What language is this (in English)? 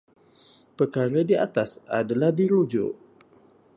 Malay